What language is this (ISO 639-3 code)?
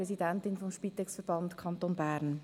gsw